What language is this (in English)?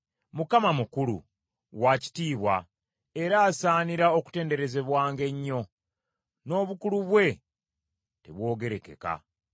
Ganda